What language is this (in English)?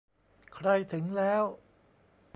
Thai